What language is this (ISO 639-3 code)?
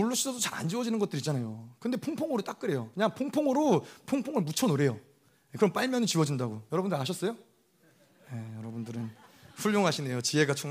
kor